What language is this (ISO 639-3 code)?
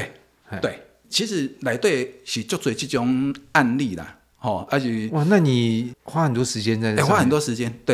zho